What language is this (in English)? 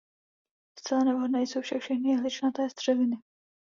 Czech